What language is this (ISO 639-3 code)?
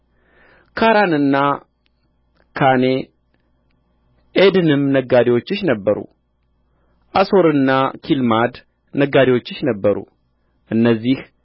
amh